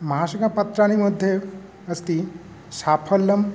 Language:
Sanskrit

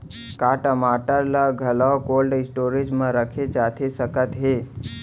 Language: Chhattisgarhi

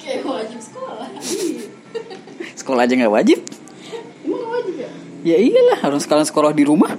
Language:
Indonesian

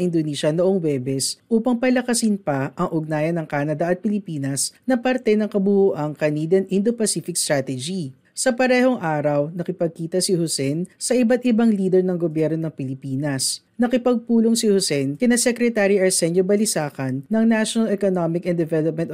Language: Filipino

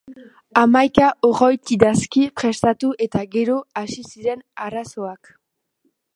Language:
Basque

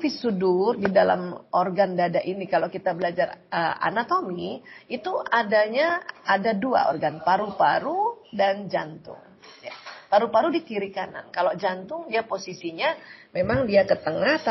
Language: Indonesian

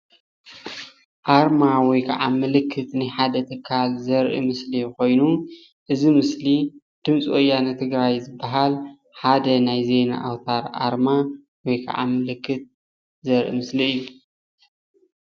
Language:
Tigrinya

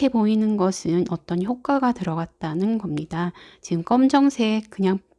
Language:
Korean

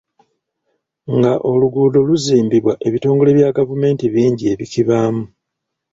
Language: Ganda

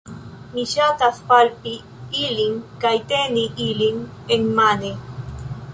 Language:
Esperanto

